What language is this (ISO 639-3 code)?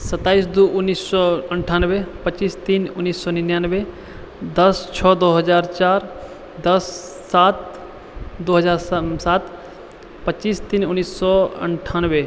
mai